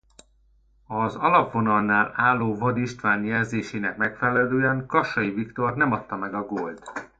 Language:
Hungarian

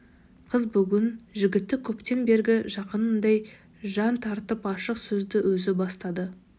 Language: Kazakh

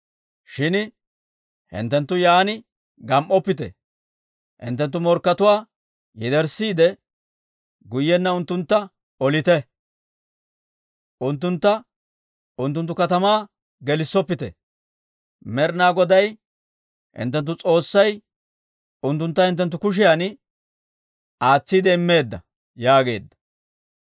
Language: Dawro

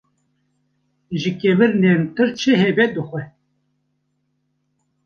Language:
Kurdish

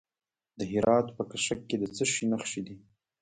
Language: Pashto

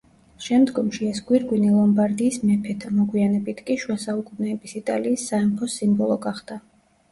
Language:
Georgian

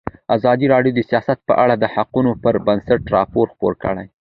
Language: Pashto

